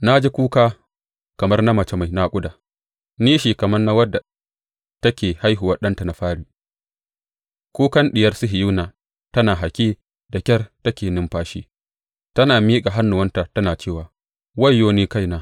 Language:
Hausa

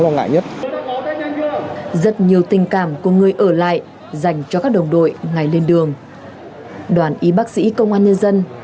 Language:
Vietnamese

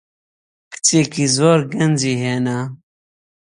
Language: Central Kurdish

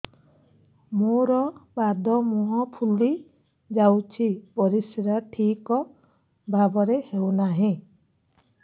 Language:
Odia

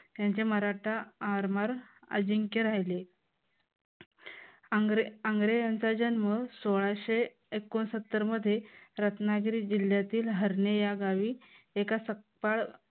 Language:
Marathi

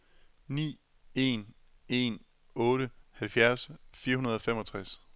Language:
Danish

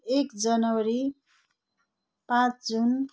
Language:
Nepali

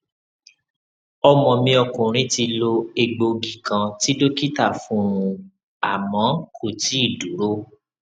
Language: Yoruba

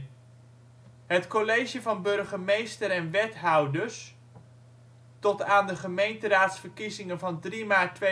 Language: Dutch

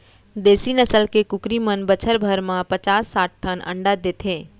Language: Chhattisgarhi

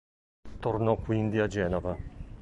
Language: Italian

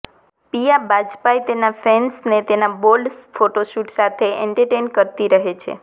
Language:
Gujarati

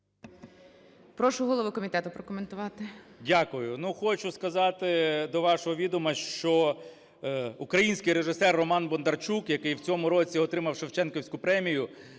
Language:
Ukrainian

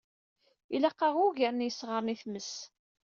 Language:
Kabyle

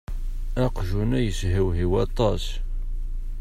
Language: Kabyle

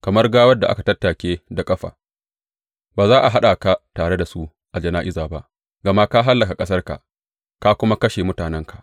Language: Hausa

